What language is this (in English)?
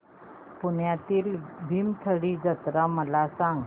Marathi